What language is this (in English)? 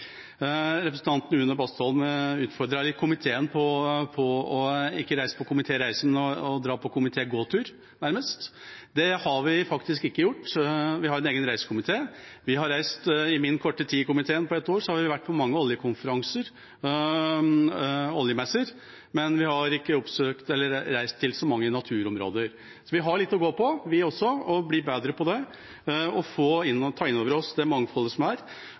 Norwegian Bokmål